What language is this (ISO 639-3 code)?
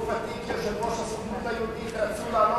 heb